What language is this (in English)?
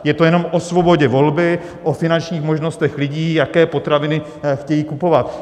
Czech